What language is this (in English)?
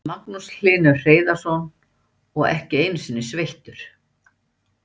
Icelandic